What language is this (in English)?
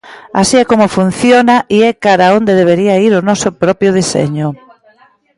Galician